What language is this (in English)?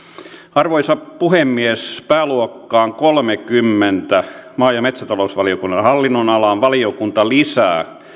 Finnish